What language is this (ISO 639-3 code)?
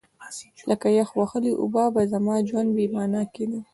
pus